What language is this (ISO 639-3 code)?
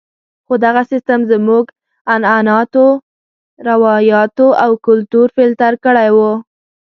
pus